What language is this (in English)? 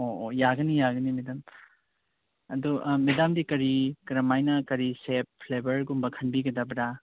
Manipuri